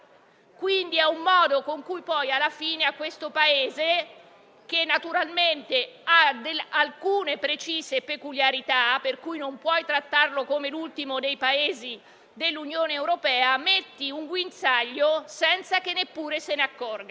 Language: Italian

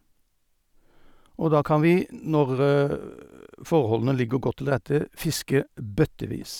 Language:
Norwegian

